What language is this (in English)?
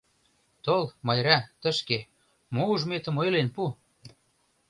Mari